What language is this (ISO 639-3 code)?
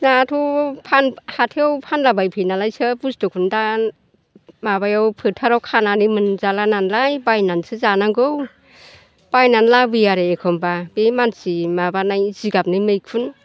brx